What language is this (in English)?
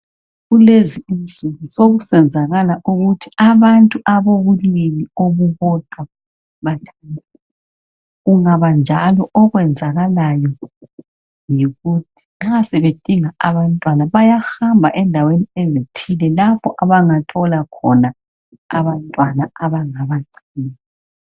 North Ndebele